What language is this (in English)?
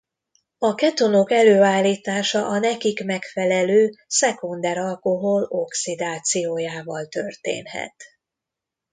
Hungarian